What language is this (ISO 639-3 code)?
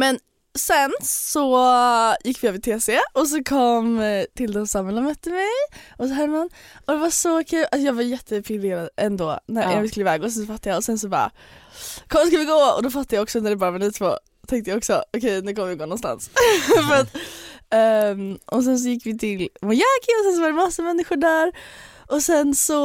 swe